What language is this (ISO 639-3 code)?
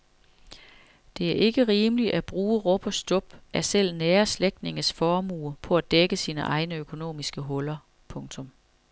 dan